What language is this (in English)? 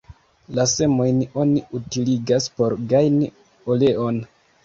Esperanto